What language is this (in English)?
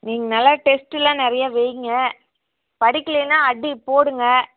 Tamil